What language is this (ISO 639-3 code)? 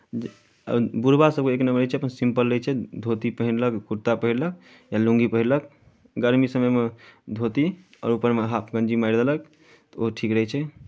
mai